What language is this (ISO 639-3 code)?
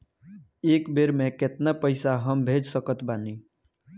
bho